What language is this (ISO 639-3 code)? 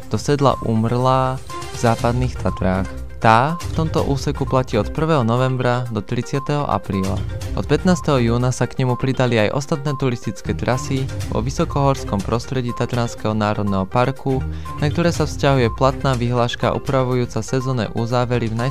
slk